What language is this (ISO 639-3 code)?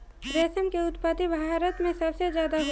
bho